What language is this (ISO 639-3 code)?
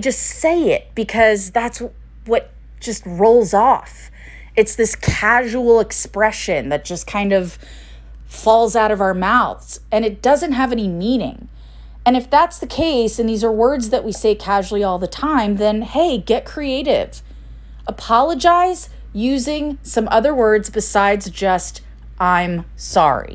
eng